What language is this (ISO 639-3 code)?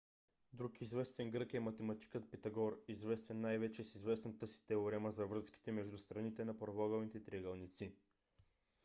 bul